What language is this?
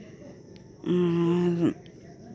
Santali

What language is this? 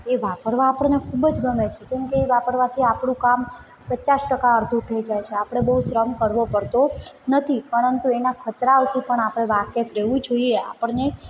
Gujarati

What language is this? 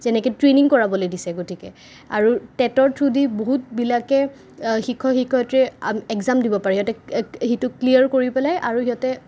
Assamese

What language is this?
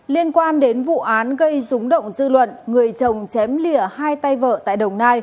Vietnamese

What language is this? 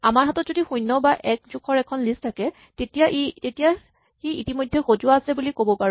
Assamese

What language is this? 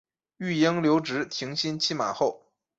Chinese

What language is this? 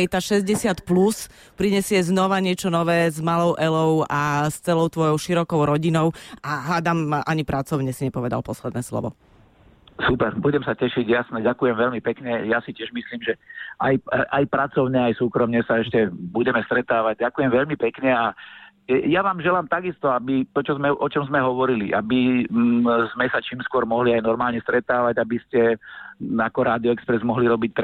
Slovak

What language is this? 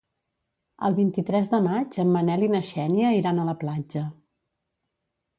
Catalan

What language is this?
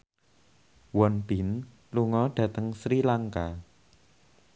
Javanese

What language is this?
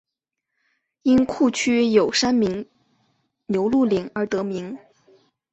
Chinese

